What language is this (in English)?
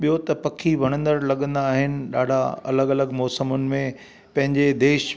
Sindhi